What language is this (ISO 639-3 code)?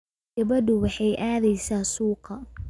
som